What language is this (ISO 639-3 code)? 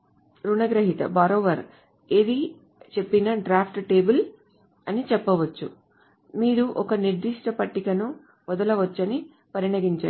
tel